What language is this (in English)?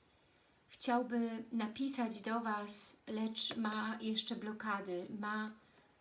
Polish